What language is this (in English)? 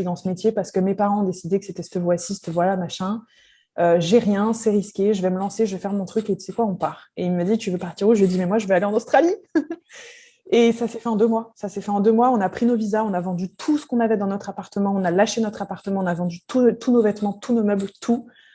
French